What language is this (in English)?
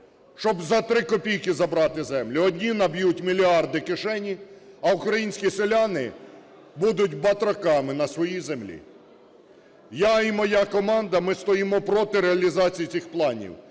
Ukrainian